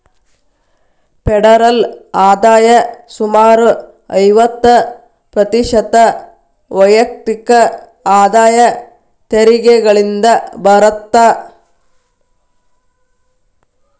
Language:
Kannada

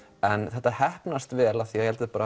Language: Icelandic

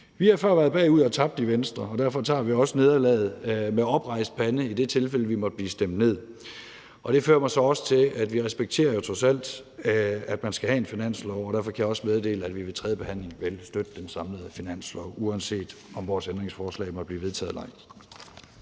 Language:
Danish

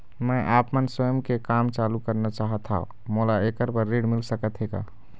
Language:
Chhattisgarhi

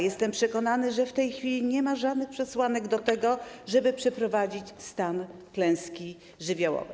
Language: Polish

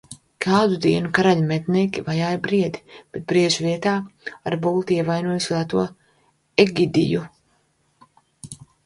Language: Latvian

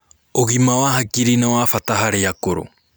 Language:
Kikuyu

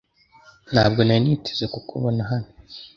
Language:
Kinyarwanda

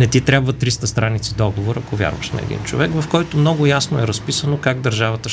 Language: Bulgarian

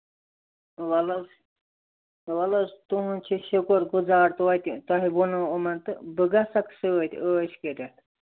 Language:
Kashmiri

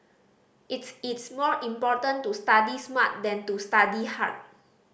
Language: English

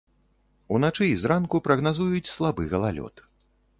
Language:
Belarusian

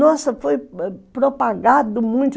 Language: Portuguese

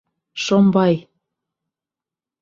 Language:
Bashkir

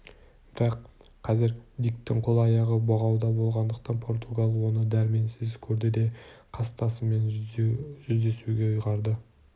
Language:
Kazakh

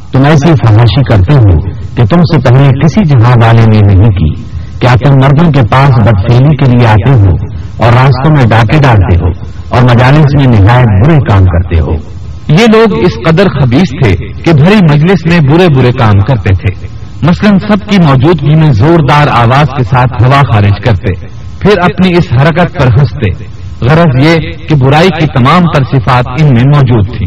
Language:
Urdu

